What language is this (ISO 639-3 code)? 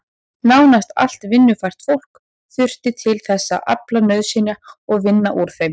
isl